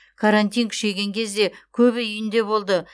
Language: Kazakh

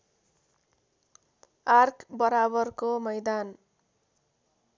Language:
Nepali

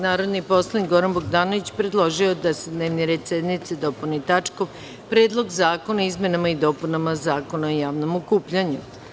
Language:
Serbian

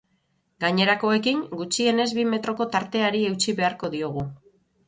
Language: Basque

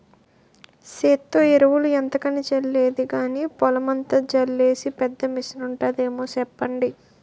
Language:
Telugu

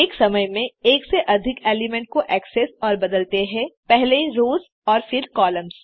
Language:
Hindi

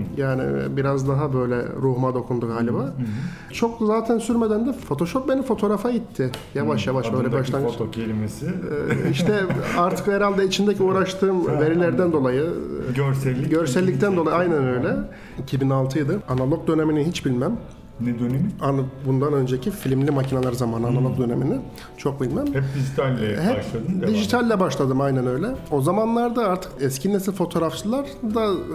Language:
Turkish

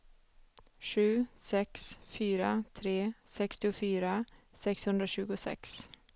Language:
Swedish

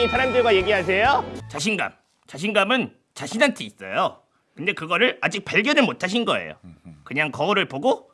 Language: Korean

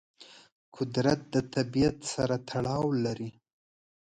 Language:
Pashto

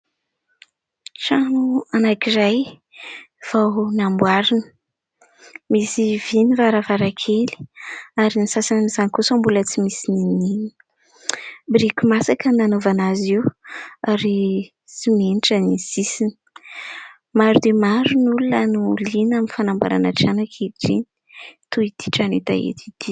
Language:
Malagasy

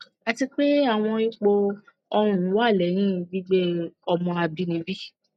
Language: Yoruba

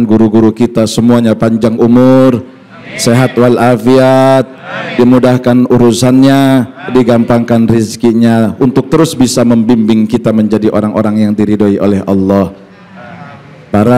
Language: Indonesian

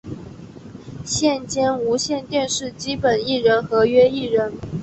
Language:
Chinese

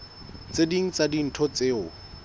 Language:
Southern Sotho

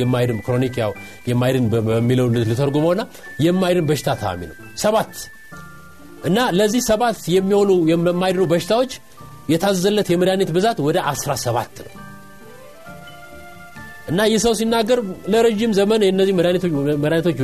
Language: Amharic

